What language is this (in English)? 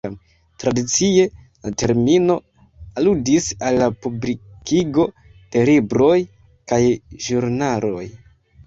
Esperanto